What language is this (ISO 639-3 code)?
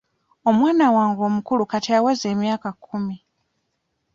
lug